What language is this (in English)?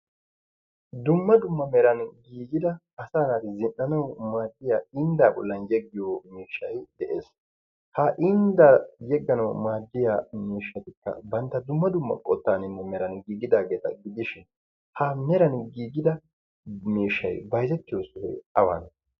Wolaytta